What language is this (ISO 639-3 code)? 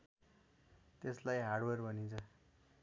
nep